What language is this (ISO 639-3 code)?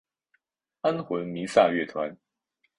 zho